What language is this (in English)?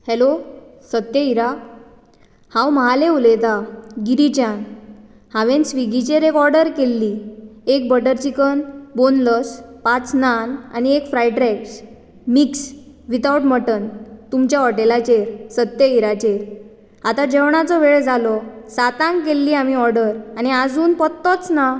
Konkani